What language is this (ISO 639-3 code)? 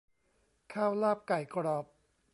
tha